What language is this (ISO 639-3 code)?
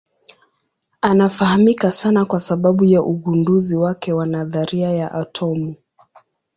swa